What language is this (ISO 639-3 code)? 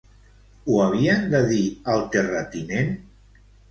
cat